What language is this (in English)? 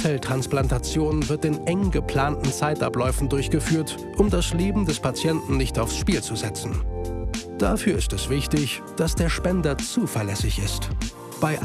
German